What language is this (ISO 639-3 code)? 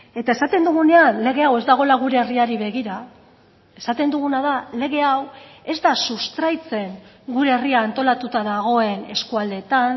eus